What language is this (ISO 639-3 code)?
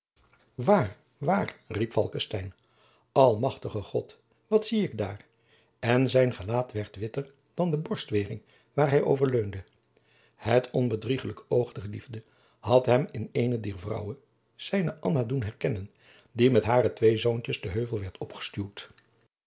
nld